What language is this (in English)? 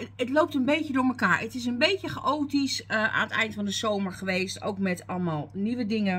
Dutch